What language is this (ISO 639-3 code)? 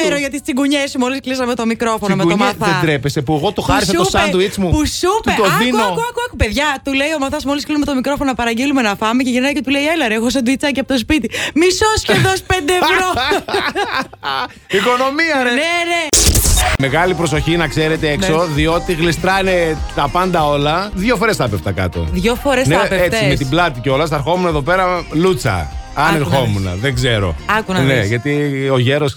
ell